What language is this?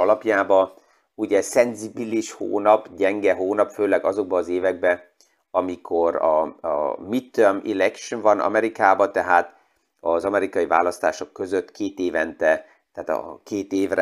Hungarian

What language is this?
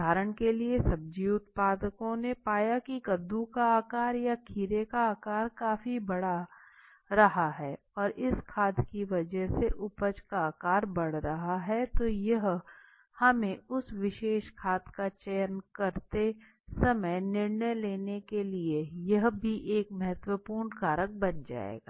Hindi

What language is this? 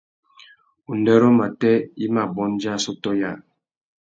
Tuki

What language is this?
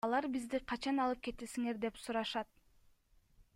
Kyrgyz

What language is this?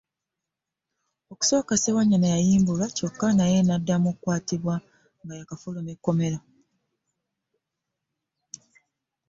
Ganda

